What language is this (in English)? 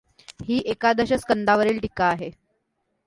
Marathi